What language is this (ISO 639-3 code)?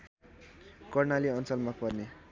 nep